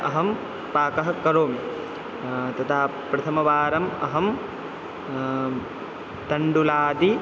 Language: Sanskrit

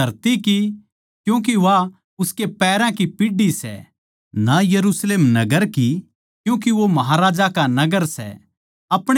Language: Haryanvi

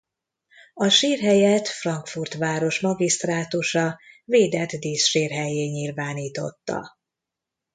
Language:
Hungarian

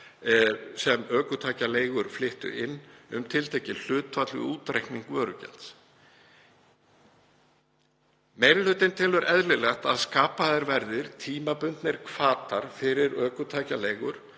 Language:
Icelandic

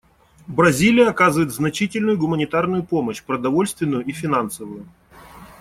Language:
Russian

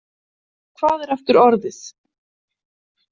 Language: Icelandic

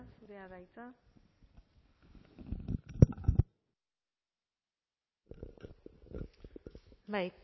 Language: Basque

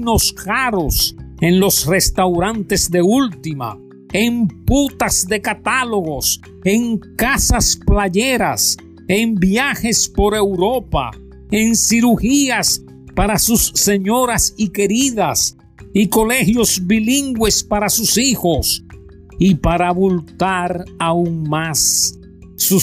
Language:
Spanish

